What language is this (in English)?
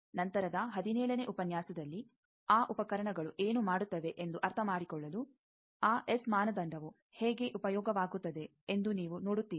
Kannada